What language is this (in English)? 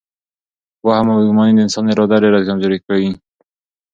Pashto